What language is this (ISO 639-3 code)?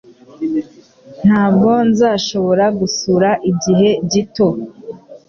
kin